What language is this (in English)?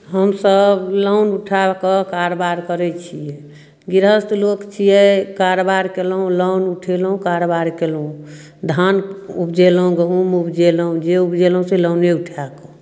Maithili